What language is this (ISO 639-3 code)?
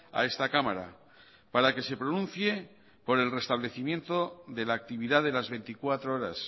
spa